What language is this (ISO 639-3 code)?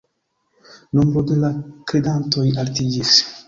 epo